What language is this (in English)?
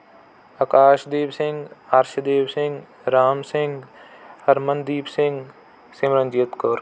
Punjabi